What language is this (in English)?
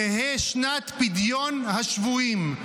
Hebrew